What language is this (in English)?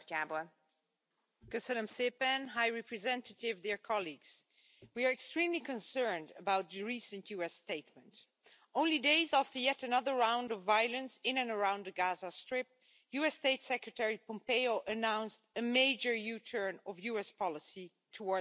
English